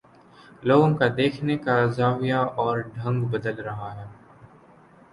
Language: Urdu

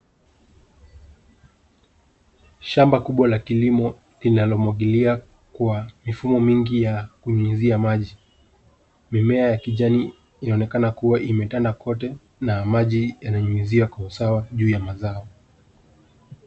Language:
Swahili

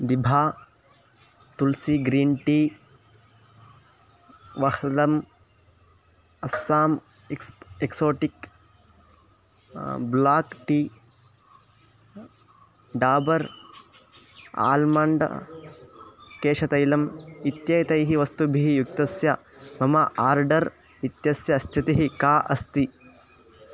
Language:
Sanskrit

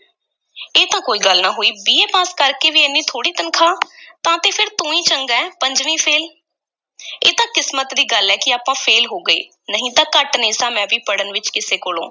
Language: Punjabi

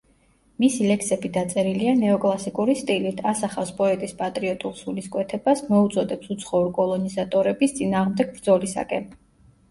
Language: Georgian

